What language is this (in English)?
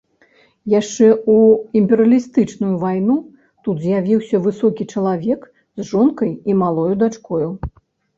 Belarusian